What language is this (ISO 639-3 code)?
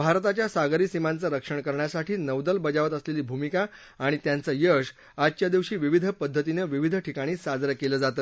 mar